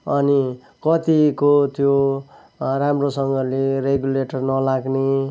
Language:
Nepali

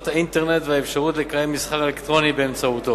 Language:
Hebrew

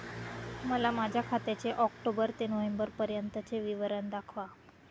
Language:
Marathi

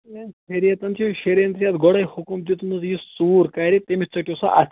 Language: Kashmiri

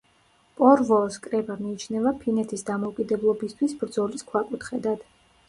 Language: Georgian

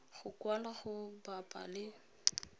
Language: Tswana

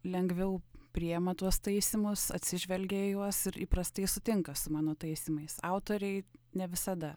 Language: Lithuanian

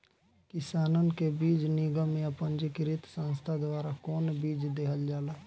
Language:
Bhojpuri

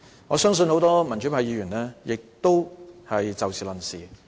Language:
Cantonese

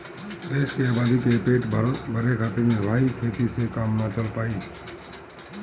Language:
Bhojpuri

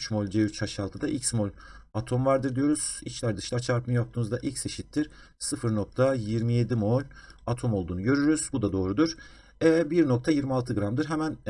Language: Turkish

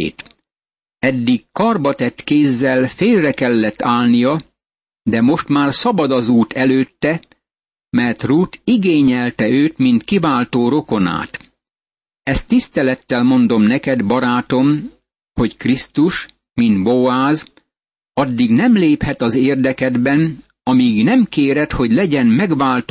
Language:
Hungarian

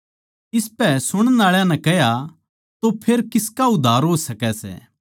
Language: Haryanvi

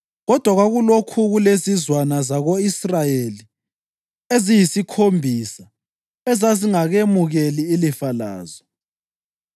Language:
North Ndebele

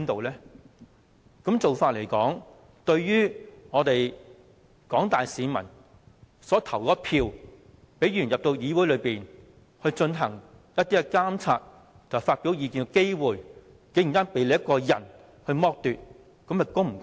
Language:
Cantonese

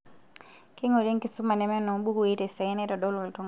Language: Masai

